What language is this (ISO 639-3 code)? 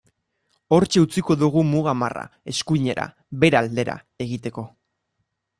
eus